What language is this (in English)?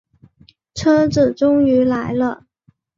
Chinese